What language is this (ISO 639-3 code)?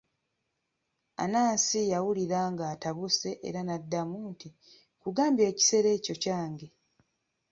lug